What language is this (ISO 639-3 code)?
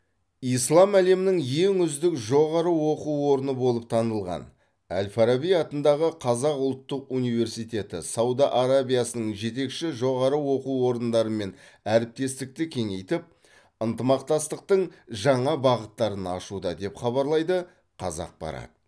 kaz